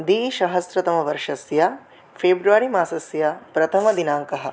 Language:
Sanskrit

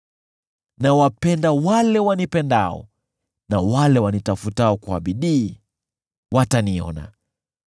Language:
Swahili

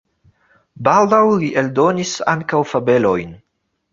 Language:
Esperanto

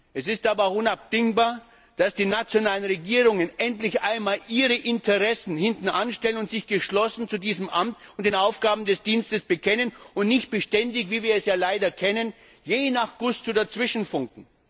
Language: German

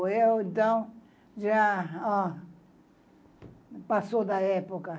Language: Portuguese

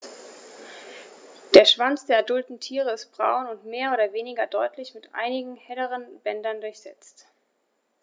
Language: German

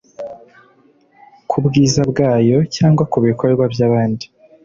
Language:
Kinyarwanda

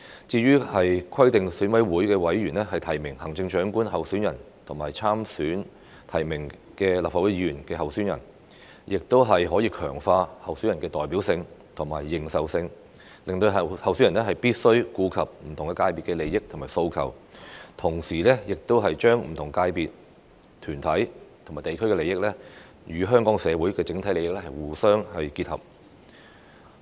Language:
Cantonese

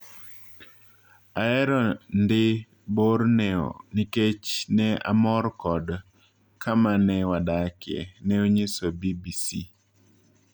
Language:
Luo (Kenya and Tanzania)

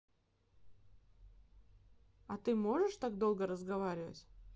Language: Russian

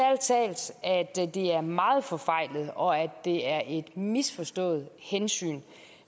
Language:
Danish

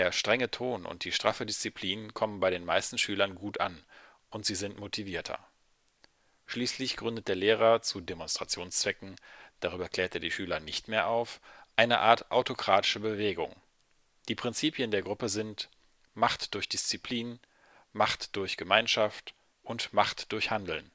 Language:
German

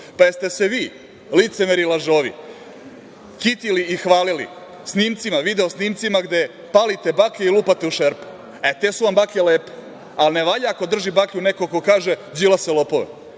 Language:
Serbian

